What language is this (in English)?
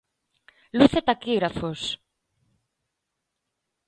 Galician